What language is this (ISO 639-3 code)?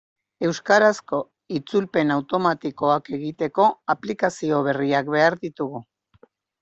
eus